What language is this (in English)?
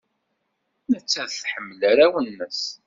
Kabyle